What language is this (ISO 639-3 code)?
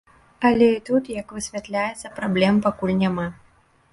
bel